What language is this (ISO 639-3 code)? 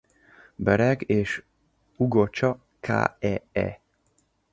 hun